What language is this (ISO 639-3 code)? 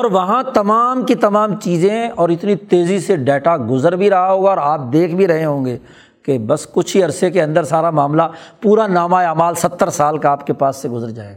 urd